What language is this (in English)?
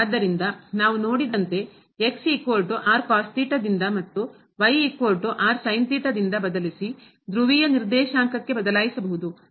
Kannada